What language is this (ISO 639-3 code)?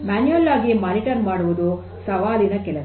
kan